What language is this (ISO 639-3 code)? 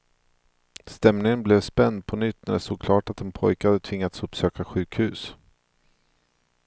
swe